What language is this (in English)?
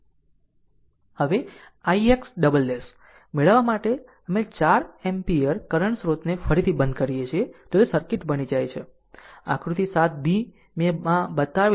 Gujarati